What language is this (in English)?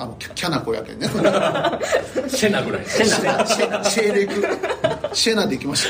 Japanese